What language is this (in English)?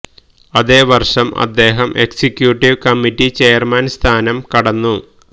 Malayalam